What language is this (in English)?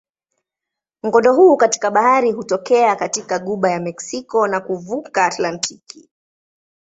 Swahili